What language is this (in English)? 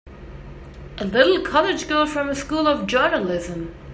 English